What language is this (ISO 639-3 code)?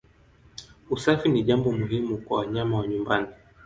swa